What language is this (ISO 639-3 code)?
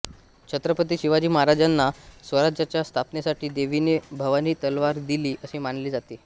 mar